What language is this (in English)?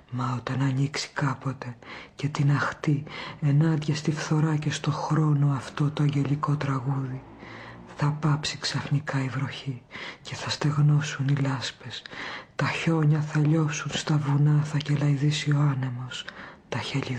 Greek